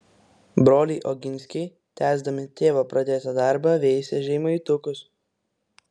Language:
Lithuanian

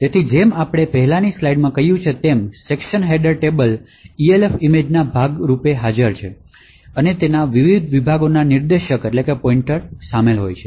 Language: Gujarati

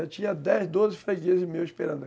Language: Portuguese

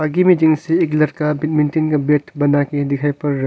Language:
Hindi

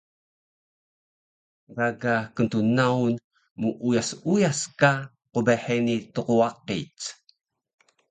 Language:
Taroko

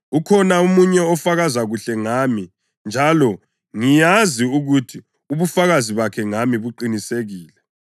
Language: North Ndebele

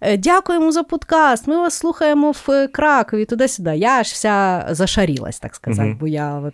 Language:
Ukrainian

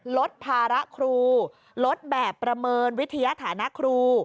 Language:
Thai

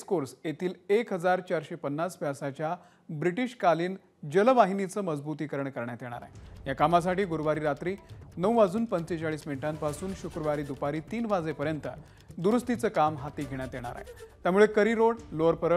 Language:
Marathi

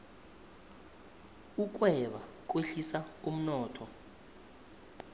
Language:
South Ndebele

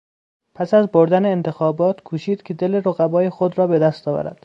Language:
Persian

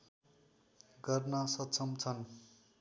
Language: Nepali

